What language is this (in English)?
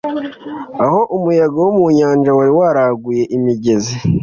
Kinyarwanda